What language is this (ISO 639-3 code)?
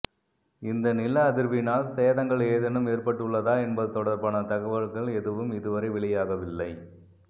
tam